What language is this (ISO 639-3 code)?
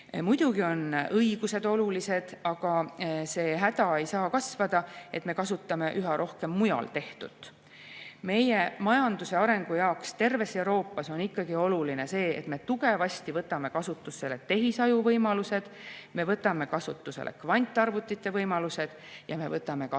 est